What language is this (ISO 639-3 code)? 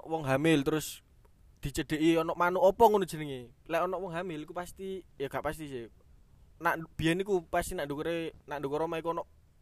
ind